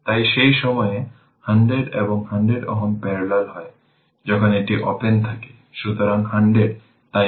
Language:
Bangla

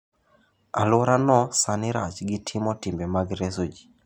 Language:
Luo (Kenya and Tanzania)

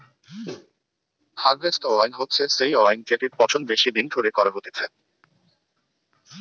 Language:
Bangla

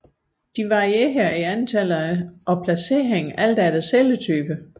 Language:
Danish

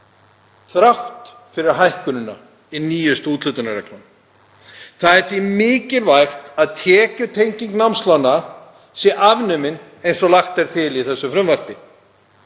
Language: Icelandic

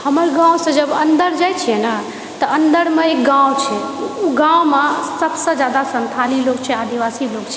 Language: Maithili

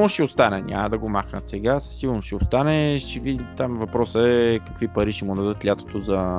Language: Bulgarian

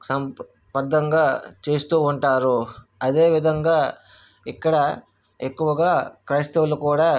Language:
Telugu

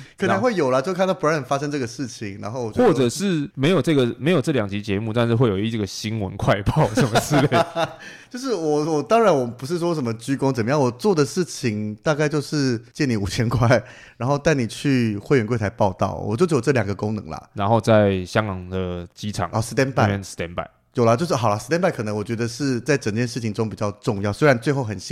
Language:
Chinese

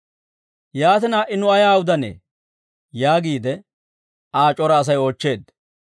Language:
Dawro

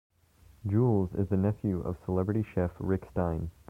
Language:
English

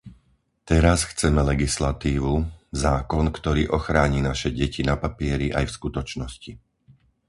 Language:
Slovak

